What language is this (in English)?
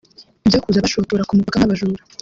Kinyarwanda